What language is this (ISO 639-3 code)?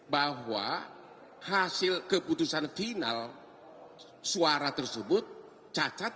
ind